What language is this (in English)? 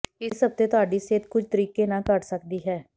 Punjabi